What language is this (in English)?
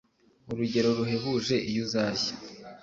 Kinyarwanda